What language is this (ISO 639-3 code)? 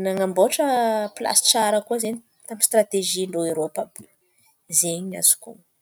xmv